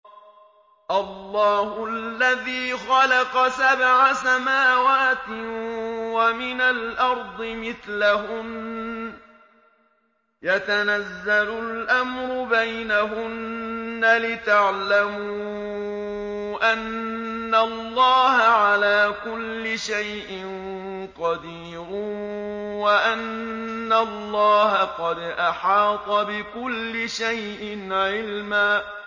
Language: Arabic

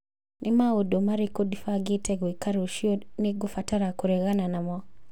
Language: Kikuyu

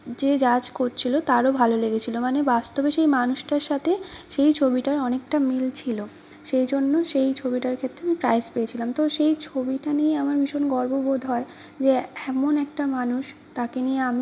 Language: Bangla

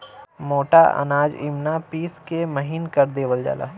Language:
Bhojpuri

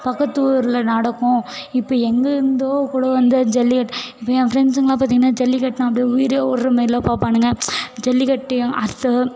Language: Tamil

